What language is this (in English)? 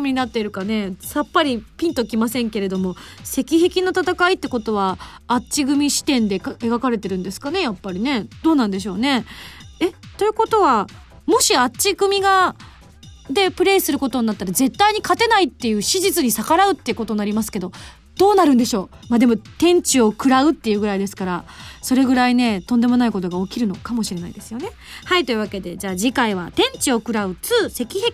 Japanese